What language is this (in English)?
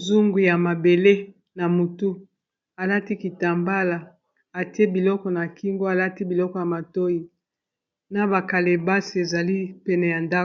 Lingala